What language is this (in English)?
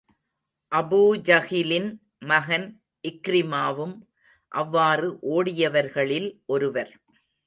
Tamil